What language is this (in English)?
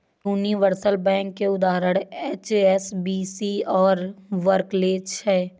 Hindi